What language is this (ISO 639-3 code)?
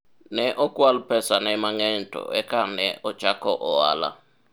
luo